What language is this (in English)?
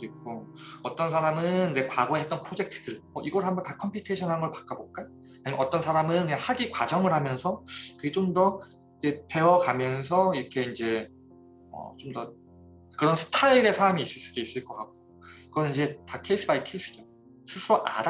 Korean